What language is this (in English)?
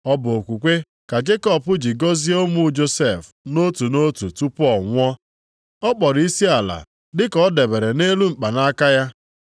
Igbo